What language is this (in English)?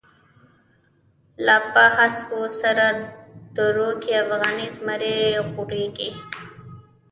Pashto